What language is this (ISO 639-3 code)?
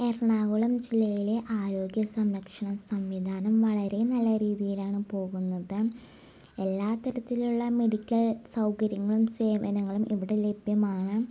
mal